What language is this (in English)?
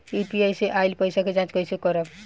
Bhojpuri